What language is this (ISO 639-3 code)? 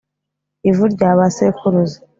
kin